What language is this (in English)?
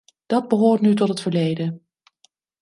Dutch